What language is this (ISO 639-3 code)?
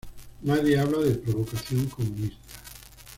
spa